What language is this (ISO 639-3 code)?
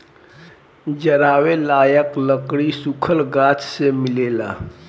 bho